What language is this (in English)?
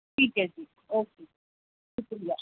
Punjabi